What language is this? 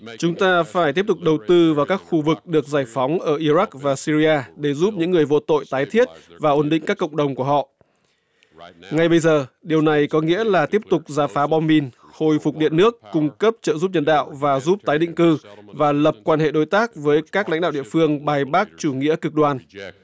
Vietnamese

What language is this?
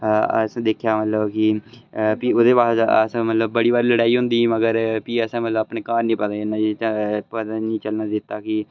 Dogri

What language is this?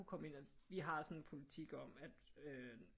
Danish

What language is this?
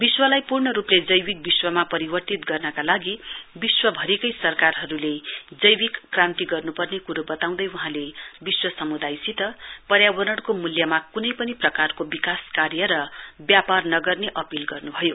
Nepali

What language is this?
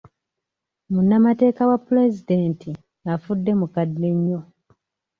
Ganda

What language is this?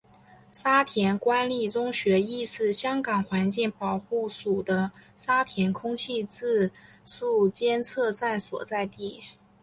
Chinese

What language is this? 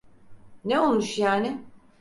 Turkish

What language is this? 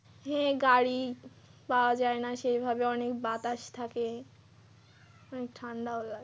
Bangla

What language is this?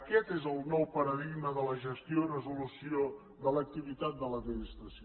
Catalan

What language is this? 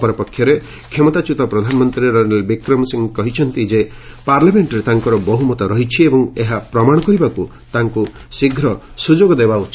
Odia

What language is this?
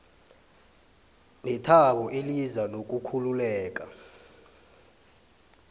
South Ndebele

